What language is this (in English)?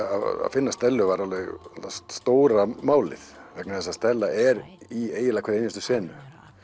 Icelandic